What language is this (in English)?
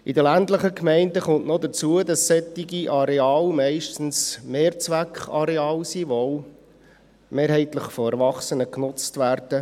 Swiss German